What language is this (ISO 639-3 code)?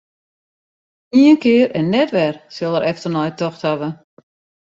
fry